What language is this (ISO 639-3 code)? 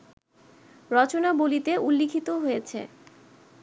ben